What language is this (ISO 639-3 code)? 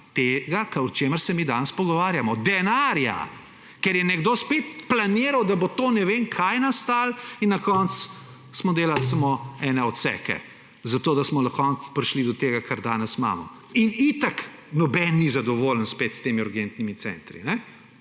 slv